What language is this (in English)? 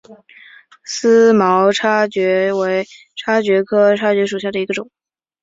Chinese